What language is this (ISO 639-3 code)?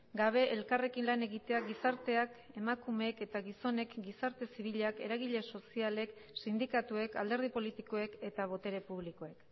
eus